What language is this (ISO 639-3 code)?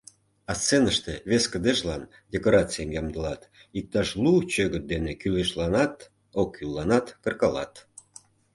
chm